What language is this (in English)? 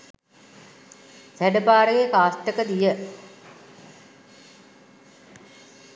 Sinhala